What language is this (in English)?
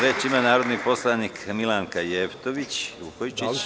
Serbian